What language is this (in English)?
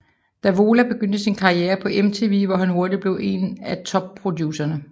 Danish